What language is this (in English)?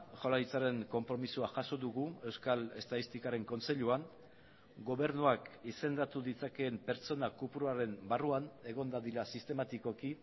Basque